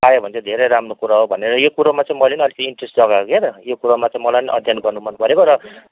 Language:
Nepali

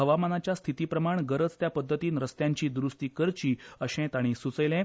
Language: Konkani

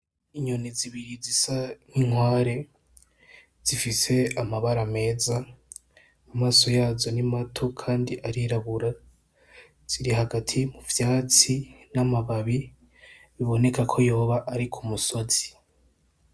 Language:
Rundi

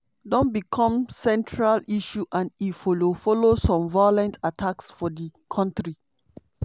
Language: Nigerian Pidgin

